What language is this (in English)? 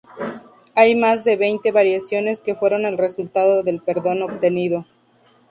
Spanish